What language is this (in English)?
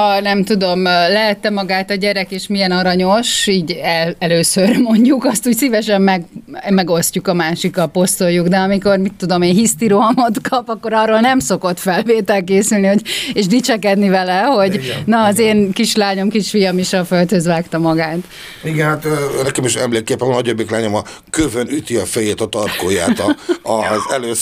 Hungarian